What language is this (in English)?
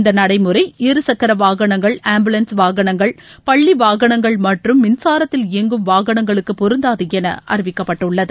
Tamil